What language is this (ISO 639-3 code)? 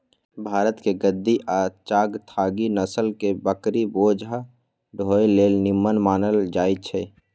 mag